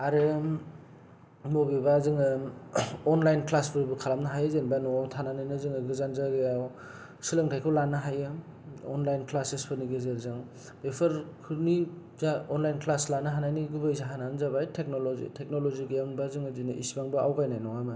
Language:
Bodo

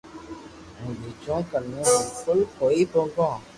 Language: Loarki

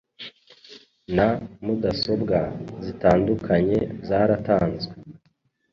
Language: Kinyarwanda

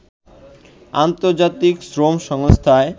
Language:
Bangla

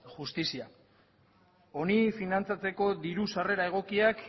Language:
Basque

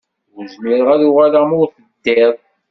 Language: Kabyle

